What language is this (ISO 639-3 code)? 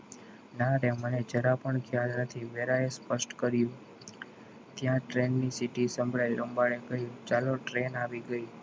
guj